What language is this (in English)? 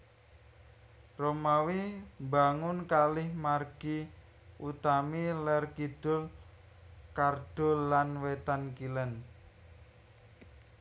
Javanese